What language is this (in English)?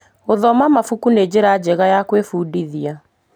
Kikuyu